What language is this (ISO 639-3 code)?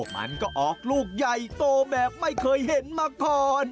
tha